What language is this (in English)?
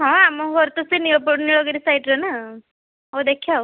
Odia